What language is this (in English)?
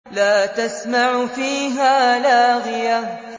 Arabic